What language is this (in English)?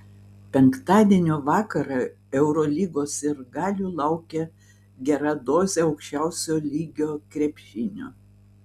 Lithuanian